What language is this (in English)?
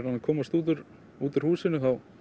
Icelandic